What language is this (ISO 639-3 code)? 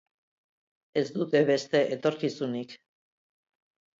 eus